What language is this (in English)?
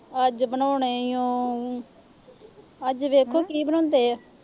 Punjabi